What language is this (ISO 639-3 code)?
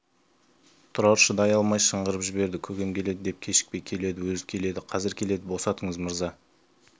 kaz